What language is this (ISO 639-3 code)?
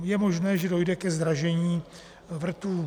ces